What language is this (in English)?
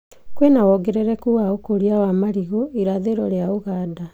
Kikuyu